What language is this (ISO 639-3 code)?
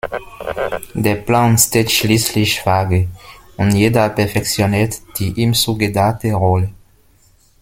deu